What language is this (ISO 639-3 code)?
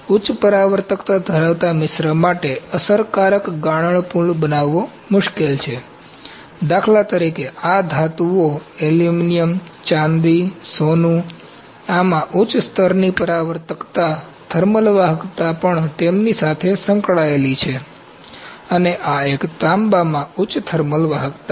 guj